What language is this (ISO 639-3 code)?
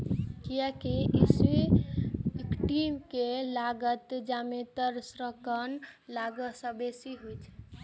mai